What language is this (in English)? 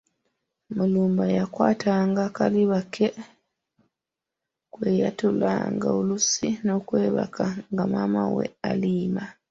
Ganda